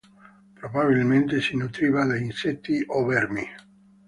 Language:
Italian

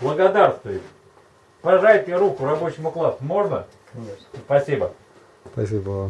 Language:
Russian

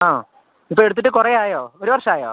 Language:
Malayalam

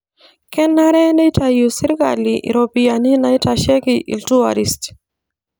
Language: Masai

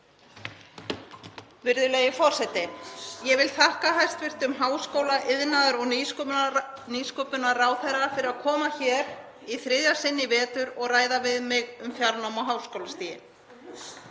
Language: Icelandic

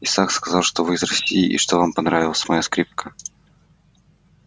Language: Russian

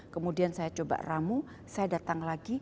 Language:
Indonesian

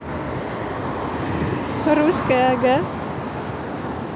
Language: Russian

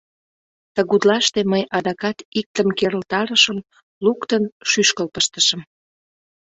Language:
Mari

